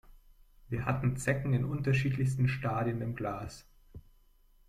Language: German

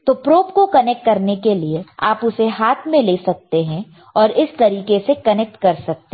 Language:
Hindi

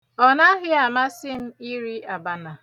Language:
Igbo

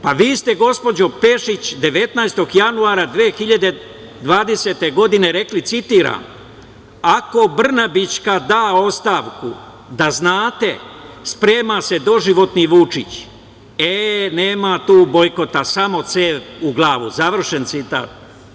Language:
Serbian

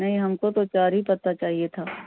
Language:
Urdu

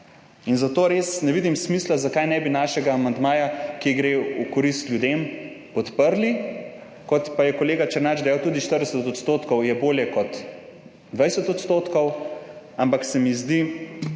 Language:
Slovenian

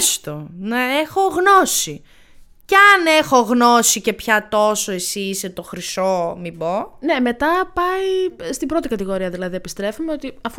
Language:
Greek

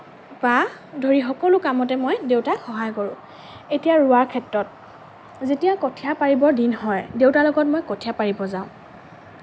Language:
Assamese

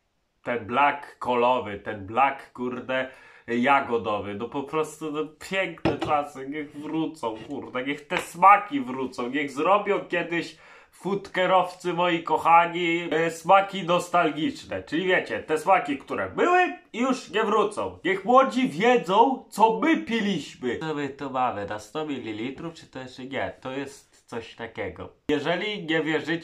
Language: Polish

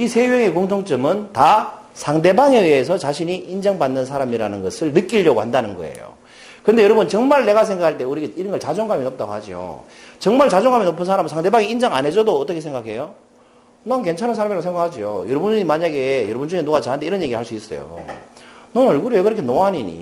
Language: Korean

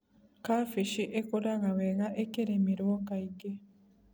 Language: Kikuyu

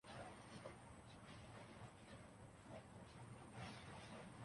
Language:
Urdu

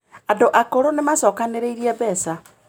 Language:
Kikuyu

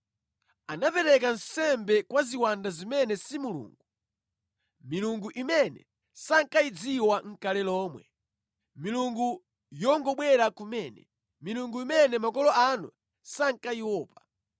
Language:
Nyanja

